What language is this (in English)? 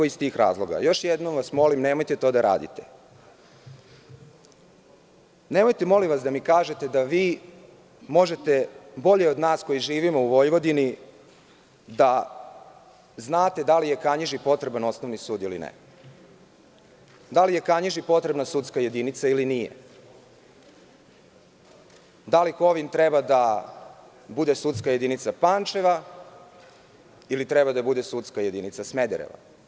Serbian